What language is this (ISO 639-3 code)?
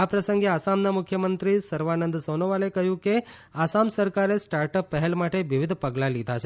guj